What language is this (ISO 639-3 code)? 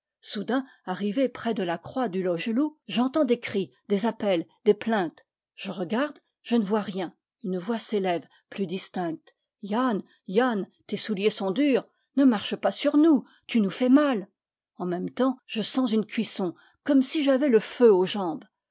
fra